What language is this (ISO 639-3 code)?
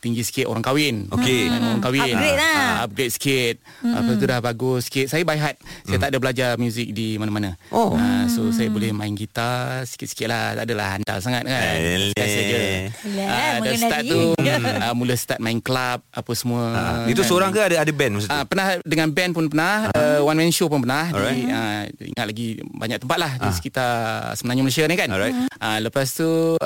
msa